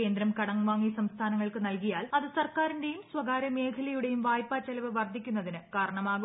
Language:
Malayalam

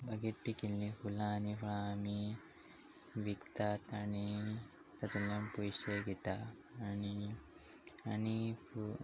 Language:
Konkani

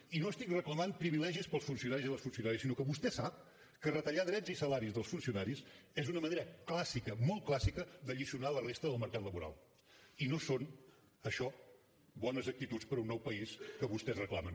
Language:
Catalan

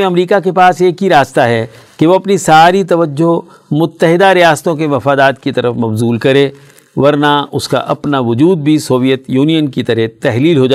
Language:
Urdu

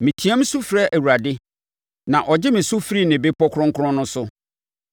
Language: Akan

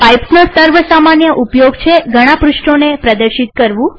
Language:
Gujarati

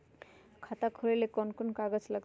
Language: Magahi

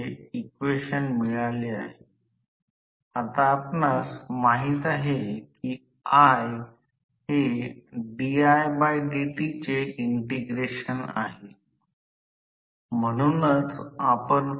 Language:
Marathi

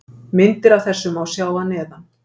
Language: Icelandic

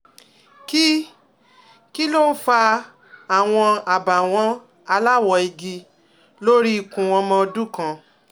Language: Yoruba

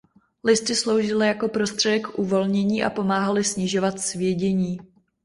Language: Czech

